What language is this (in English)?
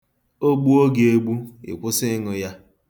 Igbo